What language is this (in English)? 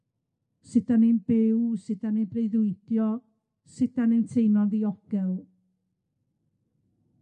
Welsh